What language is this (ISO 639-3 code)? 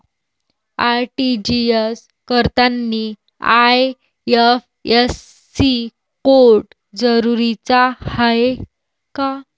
mar